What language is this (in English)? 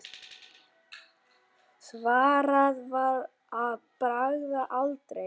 Icelandic